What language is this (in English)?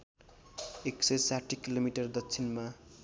Nepali